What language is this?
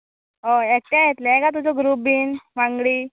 Konkani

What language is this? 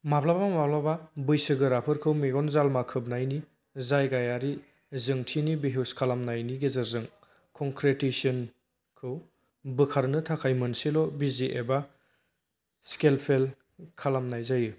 Bodo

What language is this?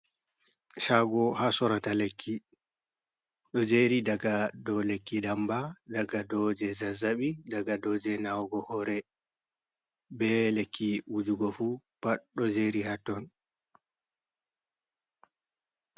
Fula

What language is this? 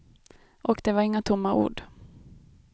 Swedish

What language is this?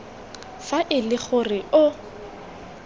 Tswana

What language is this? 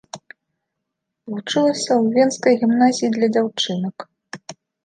Belarusian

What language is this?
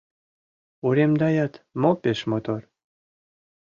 Mari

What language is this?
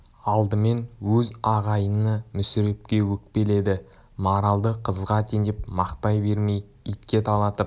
Kazakh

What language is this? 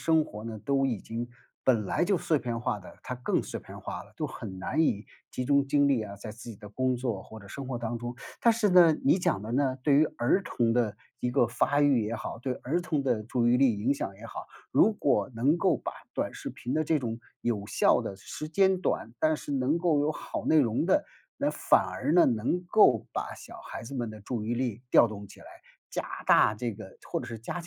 Chinese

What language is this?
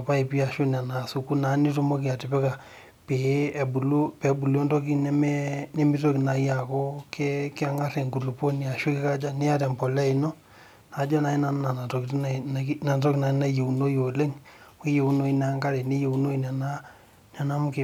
Masai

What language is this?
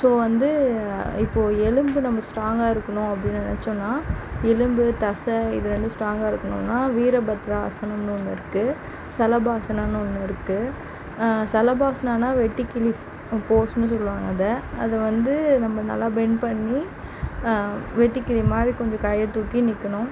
Tamil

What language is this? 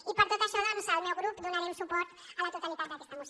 Catalan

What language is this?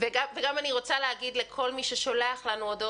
Hebrew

